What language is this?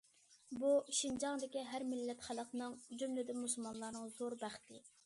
Uyghur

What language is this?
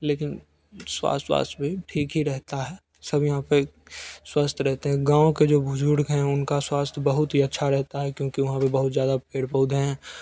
Hindi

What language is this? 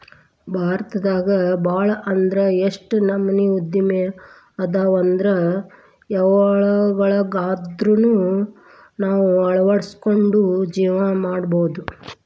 Kannada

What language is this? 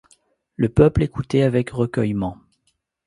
French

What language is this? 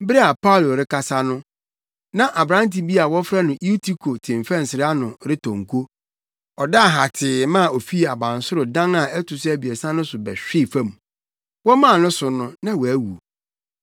Akan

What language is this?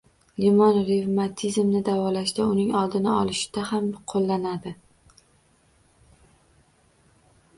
Uzbek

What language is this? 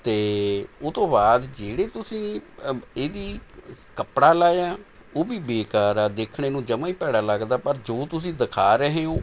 Punjabi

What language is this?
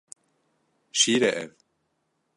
Kurdish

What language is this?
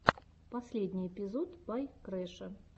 Russian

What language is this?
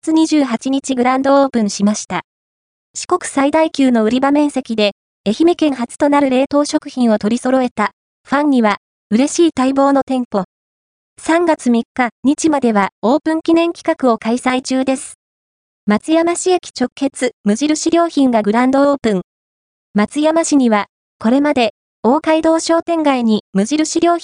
Japanese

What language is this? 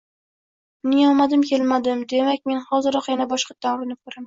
Uzbek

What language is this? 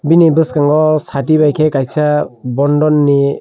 Kok Borok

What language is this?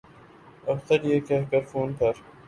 Urdu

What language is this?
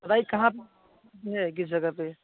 Hindi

